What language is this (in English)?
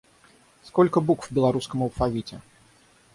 Russian